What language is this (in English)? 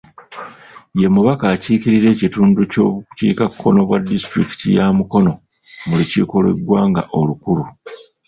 Ganda